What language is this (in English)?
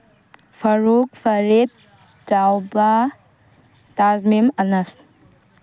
Manipuri